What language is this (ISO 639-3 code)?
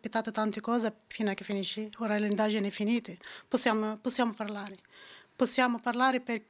ita